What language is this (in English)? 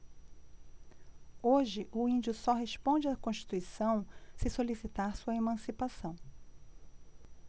Portuguese